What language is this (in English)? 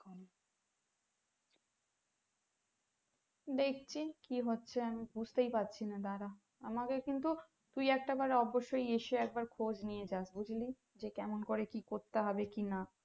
Bangla